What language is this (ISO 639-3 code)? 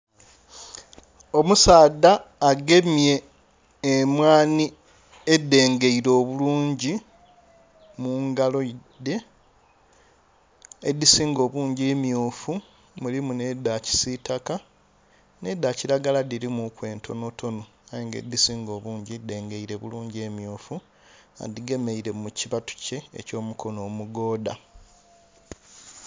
xog